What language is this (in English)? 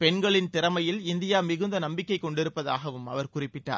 Tamil